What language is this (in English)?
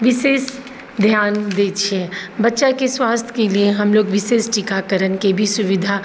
Maithili